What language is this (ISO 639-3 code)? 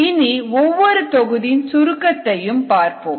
tam